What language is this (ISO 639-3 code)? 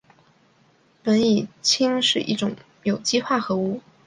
zho